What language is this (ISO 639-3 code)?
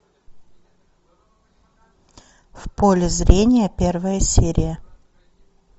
rus